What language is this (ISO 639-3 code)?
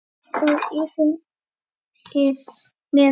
isl